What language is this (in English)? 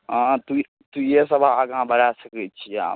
Maithili